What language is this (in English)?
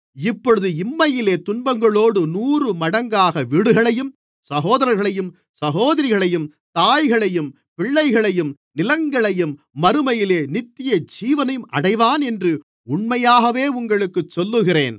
Tamil